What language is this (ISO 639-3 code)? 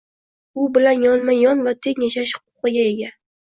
uzb